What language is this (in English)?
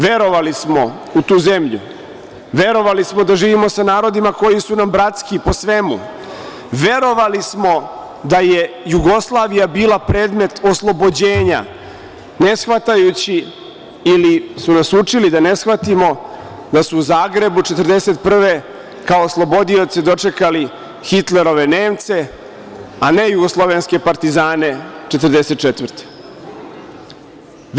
Serbian